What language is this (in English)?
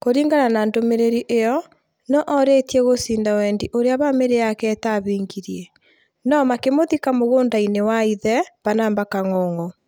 Kikuyu